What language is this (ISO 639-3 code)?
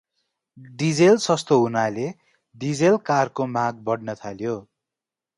nep